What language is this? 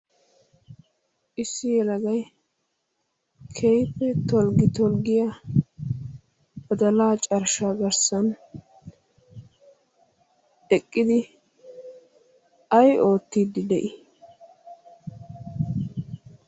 Wolaytta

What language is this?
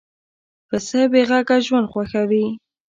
Pashto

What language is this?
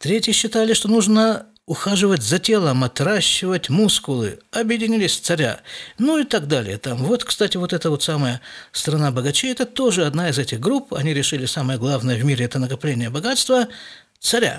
Russian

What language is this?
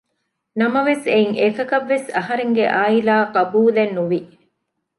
Divehi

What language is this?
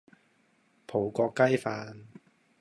Cantonese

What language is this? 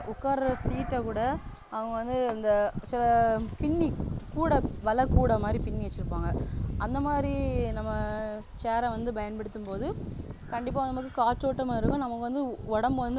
Tamil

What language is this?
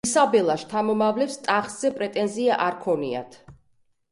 Georgian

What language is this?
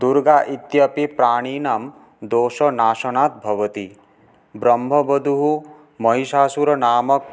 Sanskrit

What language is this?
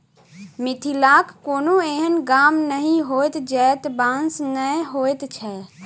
Maithili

